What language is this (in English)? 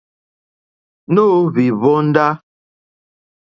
Mokpwe